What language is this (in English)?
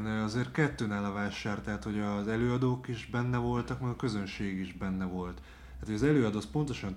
Hungarian